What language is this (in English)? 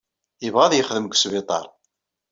Kabyle